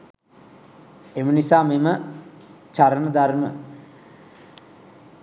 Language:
Sinhala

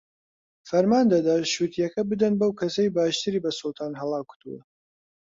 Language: Central Kurdish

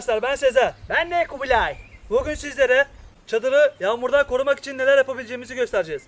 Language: Turkish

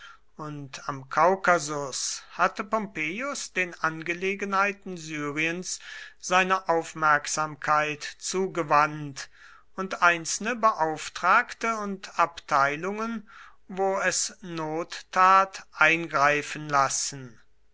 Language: German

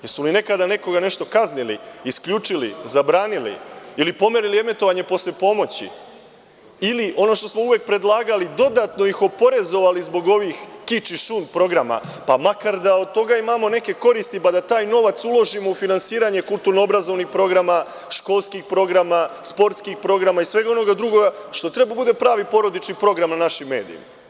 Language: Serbian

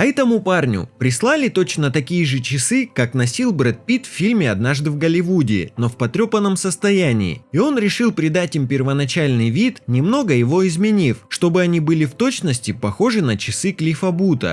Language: Russian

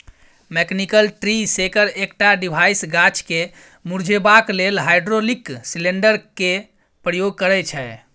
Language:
Maithili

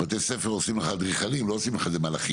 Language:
Hebrew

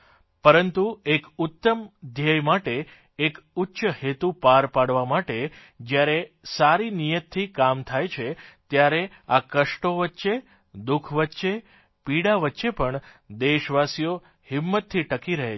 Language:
Gujarati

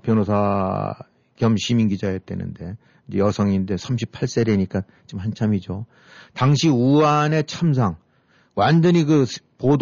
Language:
Korean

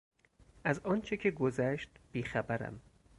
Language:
Persian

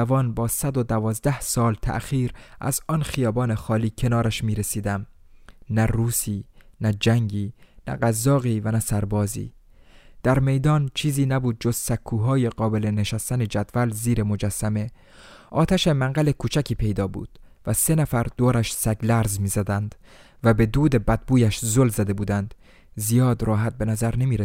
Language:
Persian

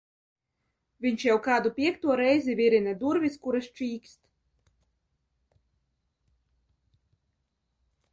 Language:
Latvian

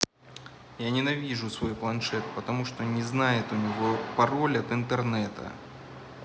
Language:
Russian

